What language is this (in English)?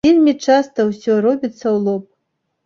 Belarusian